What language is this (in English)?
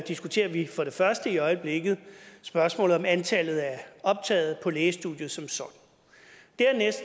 Danish